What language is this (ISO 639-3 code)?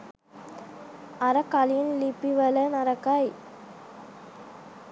sin